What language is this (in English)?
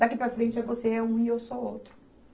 Portuguese